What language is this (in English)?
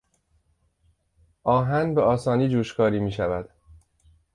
Persian